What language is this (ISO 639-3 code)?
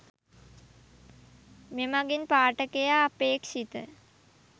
sin